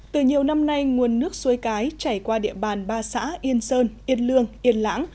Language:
Vietnamese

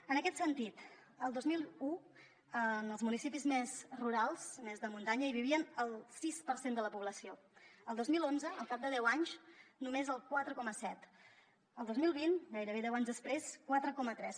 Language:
Catalan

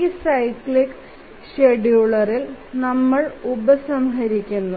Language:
Malayalam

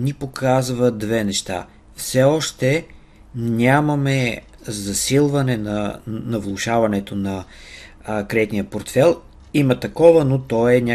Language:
Bulgarian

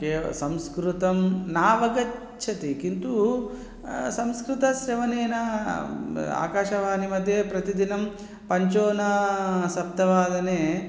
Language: Sanskrit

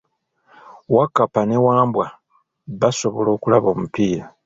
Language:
Ganda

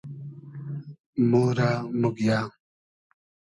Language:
Hazaragi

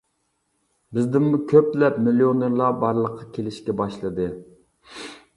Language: Uyghur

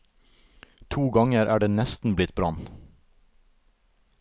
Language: Norwegian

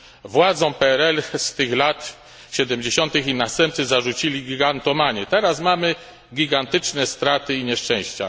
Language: Polish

